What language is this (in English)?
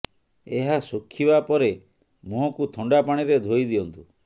Odia